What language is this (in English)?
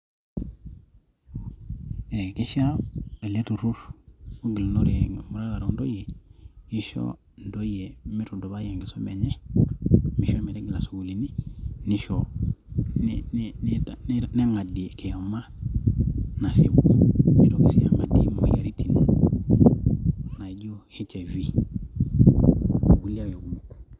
Masai